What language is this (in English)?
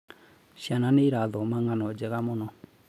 Kikuyu